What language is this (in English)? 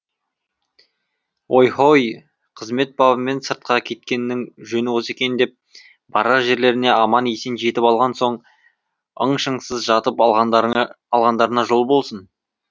Kazakh